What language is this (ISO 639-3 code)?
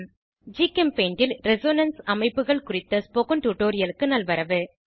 tam